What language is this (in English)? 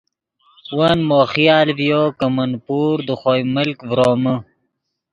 Yidgha